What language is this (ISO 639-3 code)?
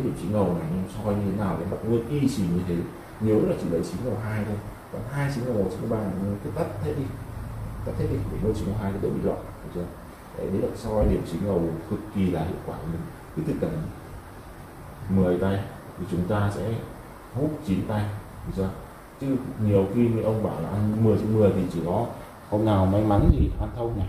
vie